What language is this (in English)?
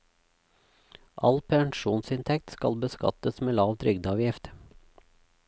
Norwegian